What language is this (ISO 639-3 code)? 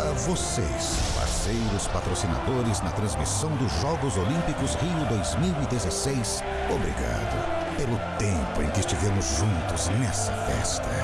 por